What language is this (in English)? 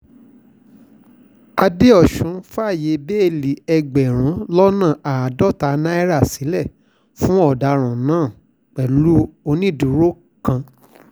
Yoruba